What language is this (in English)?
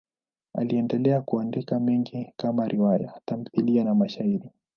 Swahili